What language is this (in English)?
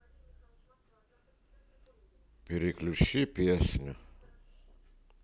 Russian